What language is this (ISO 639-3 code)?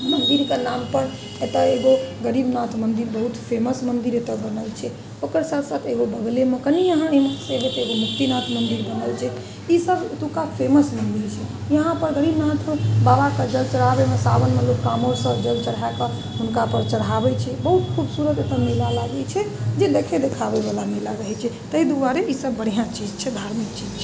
mai